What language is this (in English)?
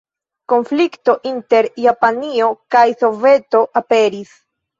Esperanto